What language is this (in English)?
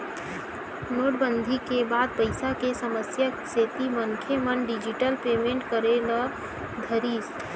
Chhattisgarhi